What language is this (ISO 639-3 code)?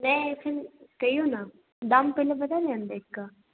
mai